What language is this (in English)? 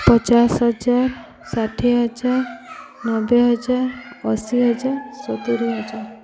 Odia